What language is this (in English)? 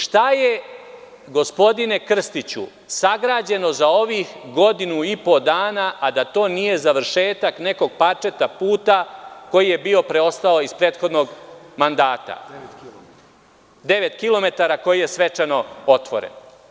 Serbian